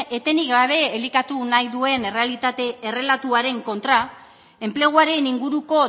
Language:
Basque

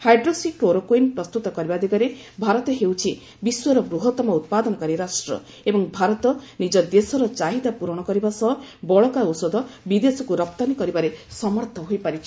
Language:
Odia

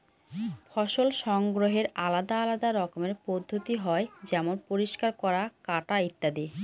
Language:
Bangla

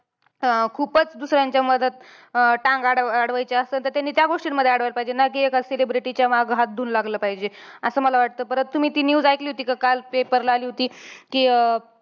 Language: Marathi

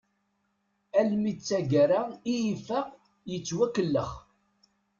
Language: Kabyle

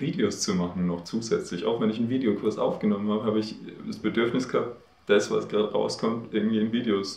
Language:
German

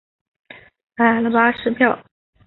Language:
Chinese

